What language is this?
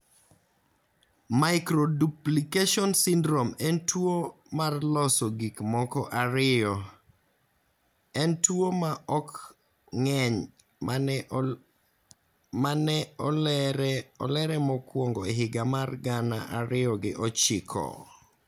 Luo (Kenya and Tanzania)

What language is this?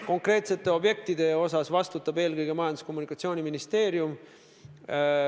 Estonian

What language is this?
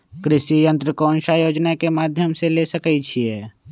Magahi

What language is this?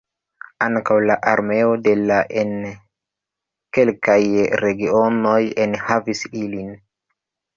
Esperanto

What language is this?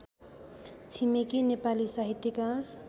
Nepali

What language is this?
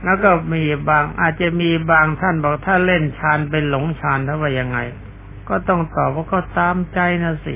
Thai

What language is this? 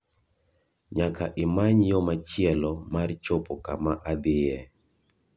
Luo (Kenya and Tanzania)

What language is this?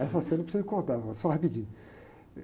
Portuguese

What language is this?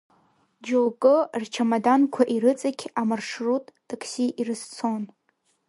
Abkhazian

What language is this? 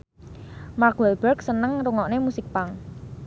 Javanese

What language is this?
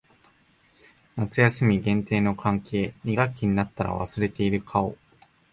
Japanese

